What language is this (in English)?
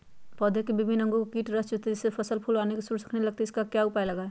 Magahi